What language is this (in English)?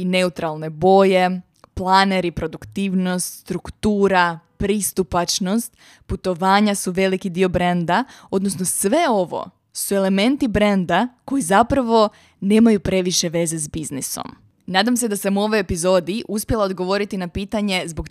Croatian